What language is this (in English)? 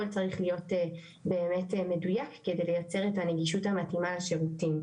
Hebrew